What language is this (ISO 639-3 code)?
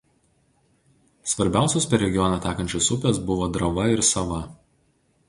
lit